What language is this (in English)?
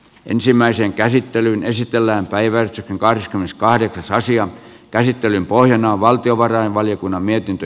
Finnish